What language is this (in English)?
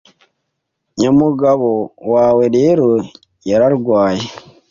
Kinyarwanda